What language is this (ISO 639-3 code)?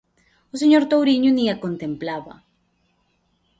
glg